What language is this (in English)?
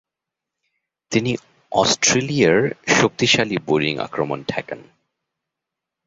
Bangla